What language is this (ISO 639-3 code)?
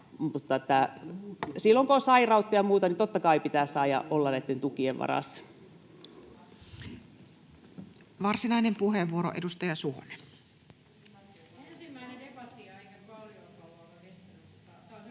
fin